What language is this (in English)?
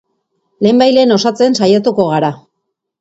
Basque